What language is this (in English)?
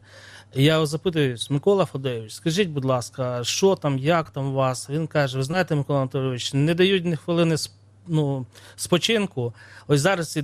Ukrainian